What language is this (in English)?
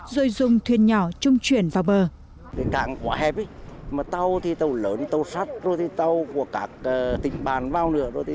Vietnamese